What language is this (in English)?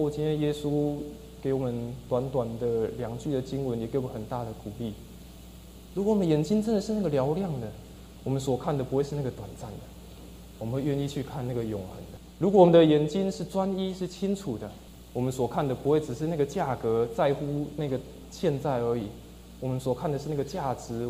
Chinese